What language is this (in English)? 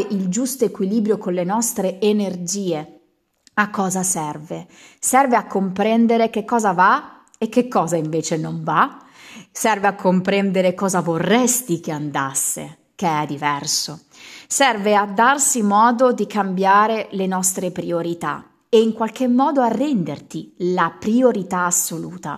Italian